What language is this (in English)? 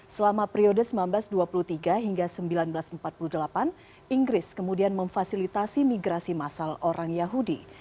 Indonesian